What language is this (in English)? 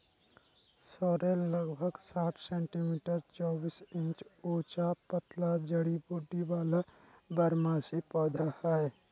Magahi